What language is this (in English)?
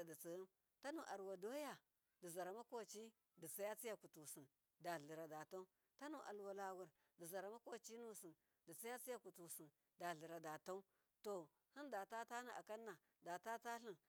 Miya